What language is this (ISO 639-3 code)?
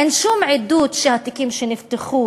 heb